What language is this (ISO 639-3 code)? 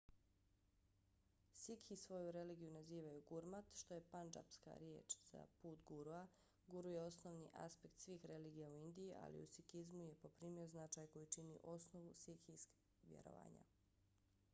bos